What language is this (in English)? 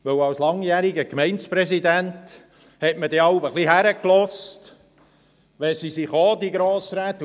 Swiss German